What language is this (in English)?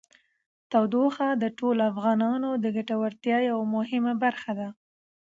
Pashto